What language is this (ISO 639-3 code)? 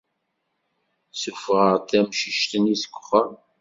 kab